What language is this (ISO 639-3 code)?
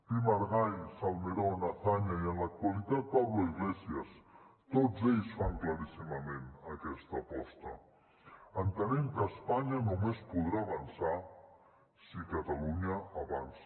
cat